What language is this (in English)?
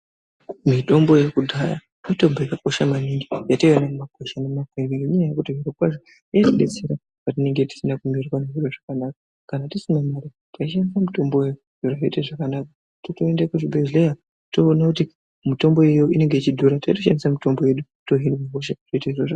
Ndau